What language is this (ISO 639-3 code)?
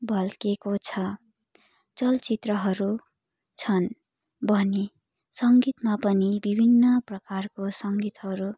nep